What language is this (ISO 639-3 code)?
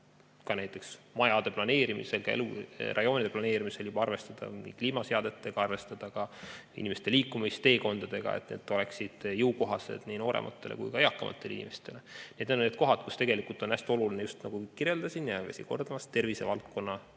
est